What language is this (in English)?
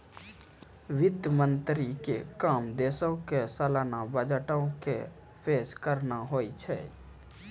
Maithili